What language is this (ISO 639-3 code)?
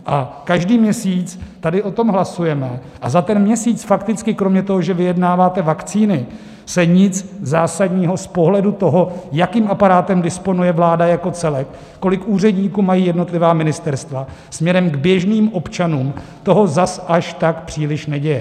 ces